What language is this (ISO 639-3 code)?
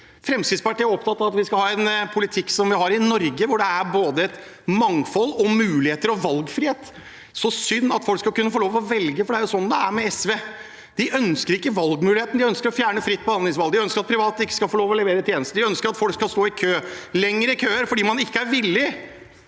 nor